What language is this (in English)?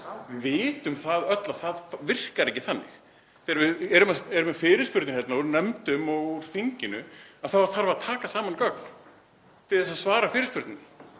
Icelandic